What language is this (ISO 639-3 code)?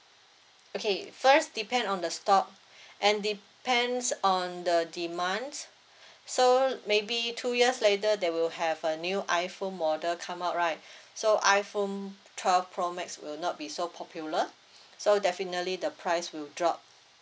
eng